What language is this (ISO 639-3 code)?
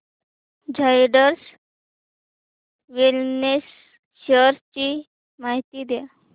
mar